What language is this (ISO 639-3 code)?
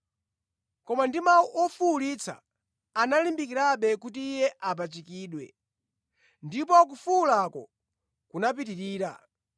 nya